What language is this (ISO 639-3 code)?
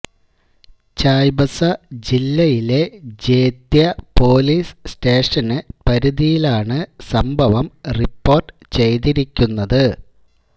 mal